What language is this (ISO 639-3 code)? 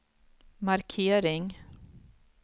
swe